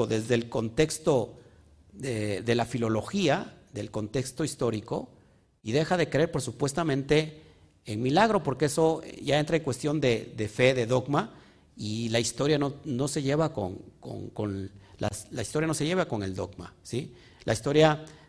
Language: Spanish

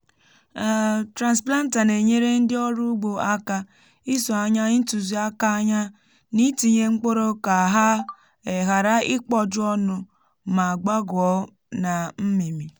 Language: Igbo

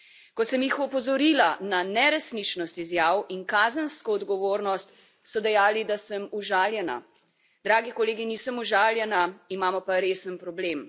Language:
Slovenian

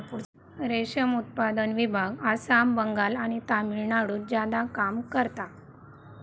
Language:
Marathi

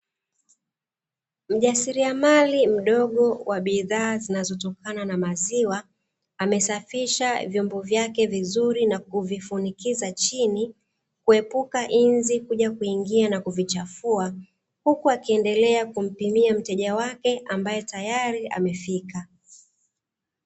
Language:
Swahili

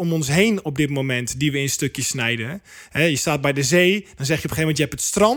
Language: Dutch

